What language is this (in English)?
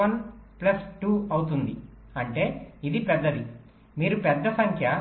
Telugu